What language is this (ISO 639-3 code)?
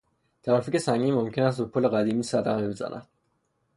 fas